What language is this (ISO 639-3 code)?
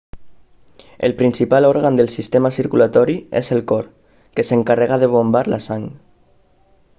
cat